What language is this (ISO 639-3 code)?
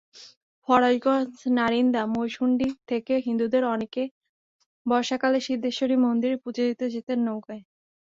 ben